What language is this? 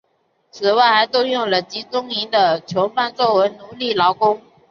Chinese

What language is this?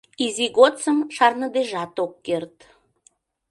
Mari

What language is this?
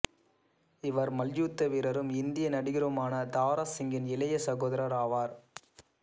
Tamil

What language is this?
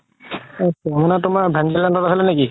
Assamese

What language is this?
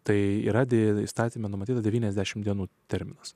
Lithuanian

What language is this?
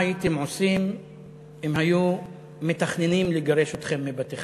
Hebrew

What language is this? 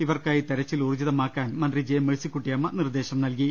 Malayalam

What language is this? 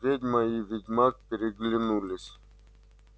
Russian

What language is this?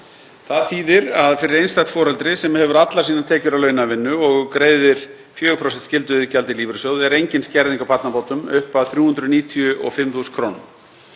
Icelandic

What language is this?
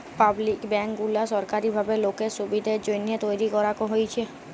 Bangla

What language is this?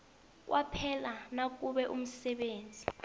South Ndebele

